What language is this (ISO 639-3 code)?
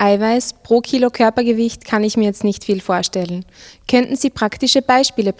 deu